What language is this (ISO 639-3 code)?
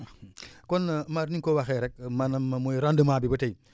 wol